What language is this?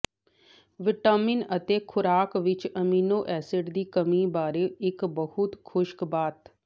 Punjabi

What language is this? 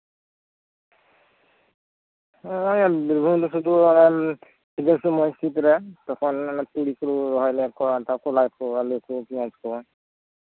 Santali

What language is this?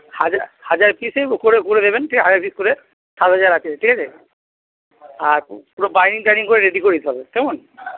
Bangla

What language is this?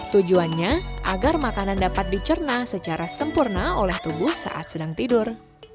Indonesian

